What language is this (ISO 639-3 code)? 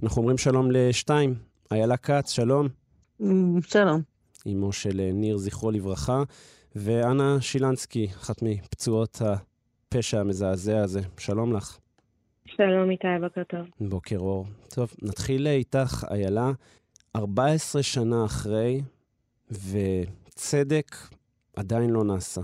heb